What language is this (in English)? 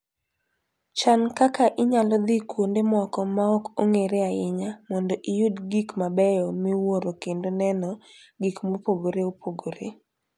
Luo (Kenya and Tanzania)